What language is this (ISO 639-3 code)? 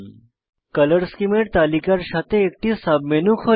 ben